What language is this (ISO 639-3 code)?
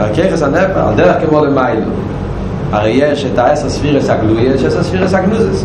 heb